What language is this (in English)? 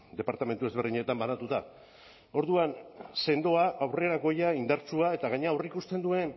Basque